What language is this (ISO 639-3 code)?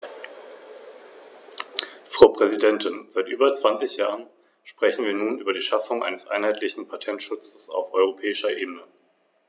deu